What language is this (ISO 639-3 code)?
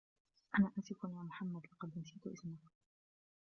ara